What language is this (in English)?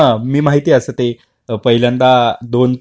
Marathi